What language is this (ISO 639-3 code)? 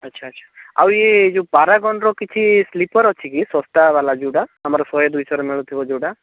ori